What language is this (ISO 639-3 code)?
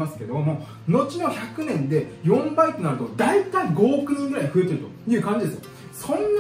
jpn